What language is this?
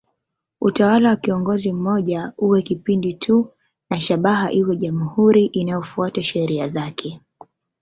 Swahili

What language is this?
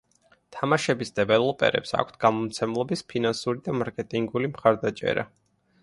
Georgian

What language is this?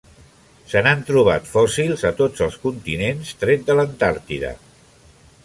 Catalan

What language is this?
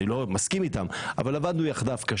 Hebrew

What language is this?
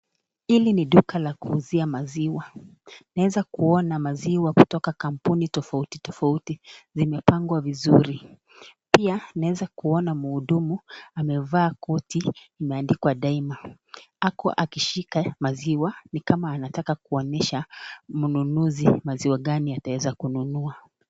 Swahili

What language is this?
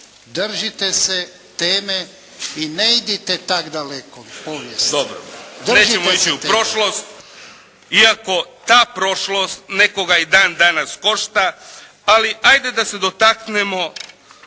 Croatian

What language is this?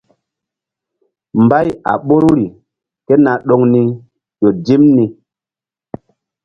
Mbum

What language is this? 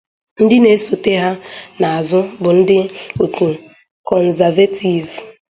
Igbo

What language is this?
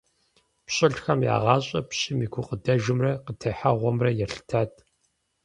Kabardian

